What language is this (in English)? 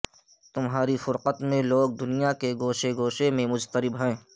Urdu